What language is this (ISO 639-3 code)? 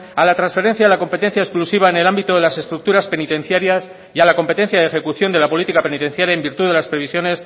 spa